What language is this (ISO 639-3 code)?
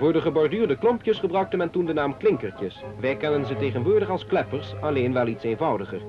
nld